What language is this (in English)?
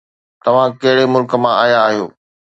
Sindhi